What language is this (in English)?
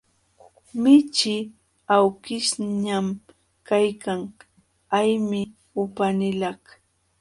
Jauja Wanca Quechua